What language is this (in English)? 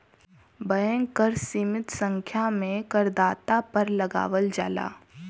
Bhojpuri